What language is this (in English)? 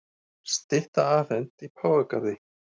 Icelandic